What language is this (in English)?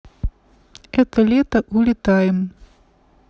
Russian